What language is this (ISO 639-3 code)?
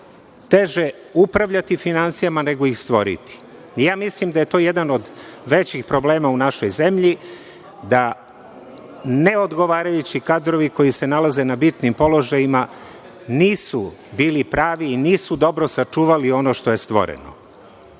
srp